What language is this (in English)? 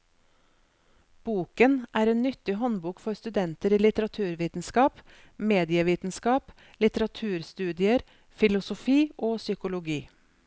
Norwegian